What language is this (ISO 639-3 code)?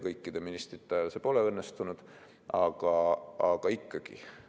est